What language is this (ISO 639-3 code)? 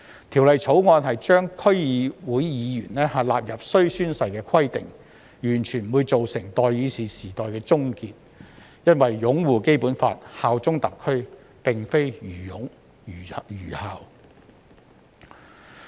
yue